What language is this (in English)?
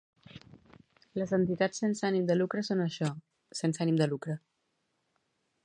Catalan